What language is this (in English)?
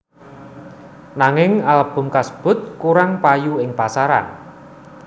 Javanese